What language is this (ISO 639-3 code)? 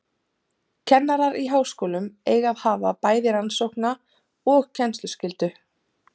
isl